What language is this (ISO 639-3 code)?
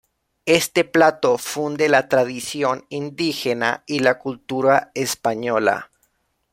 spa